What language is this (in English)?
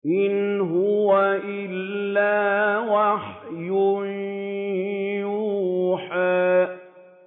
Arabic